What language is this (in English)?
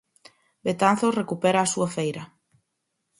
Galician